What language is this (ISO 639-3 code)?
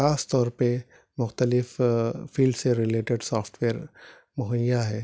urd